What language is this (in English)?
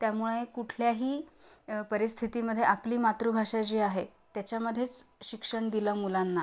Marathi